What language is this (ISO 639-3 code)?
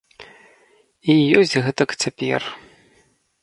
bel